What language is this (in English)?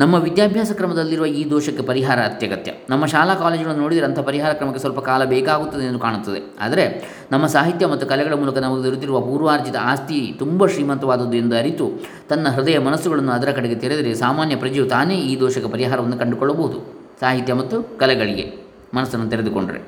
Kannada